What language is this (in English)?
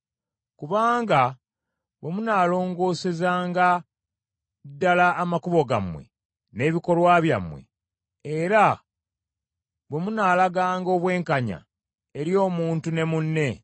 Ganda